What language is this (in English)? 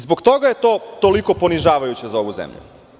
Serbian